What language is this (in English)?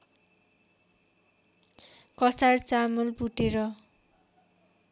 Nepali